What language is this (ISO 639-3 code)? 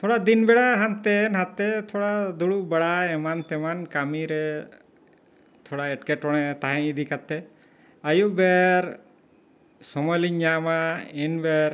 sat